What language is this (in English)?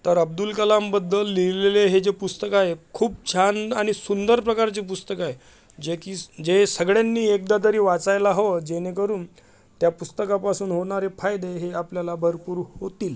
Marathi